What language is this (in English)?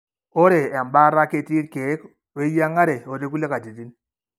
Masai